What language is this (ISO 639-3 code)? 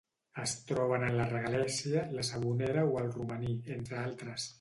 cat